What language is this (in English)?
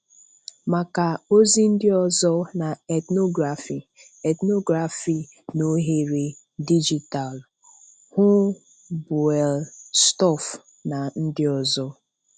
Igbo